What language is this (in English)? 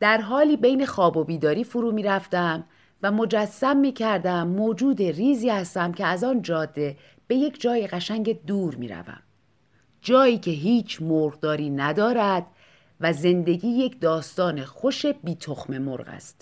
Persian